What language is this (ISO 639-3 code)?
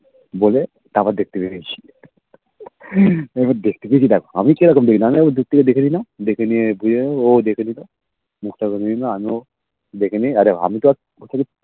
ben